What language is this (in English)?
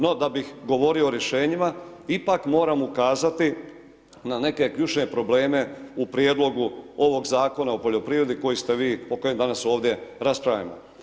Croatian